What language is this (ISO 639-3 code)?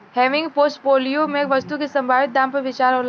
bho